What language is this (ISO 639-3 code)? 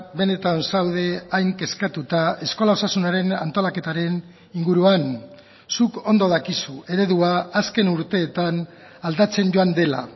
eus